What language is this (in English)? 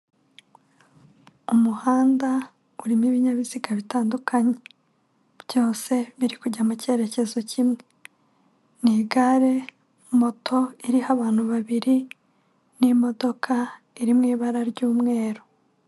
Kinyarwanda